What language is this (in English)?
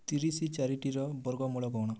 Odia